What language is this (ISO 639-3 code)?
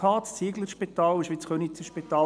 gsw